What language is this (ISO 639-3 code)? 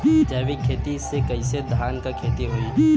bho